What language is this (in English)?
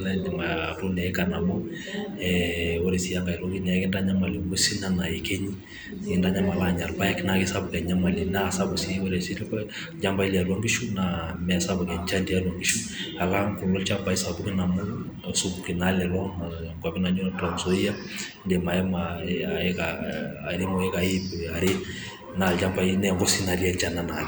Masai